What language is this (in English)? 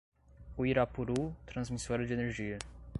Portuguese